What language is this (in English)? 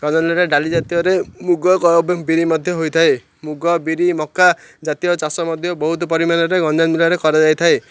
Odia